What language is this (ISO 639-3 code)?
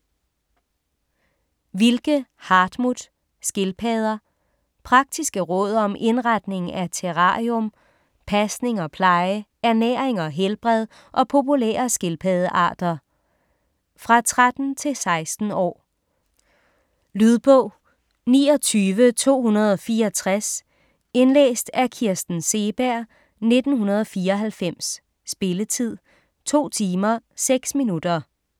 dan